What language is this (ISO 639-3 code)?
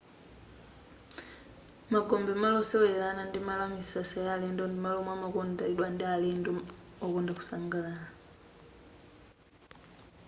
nya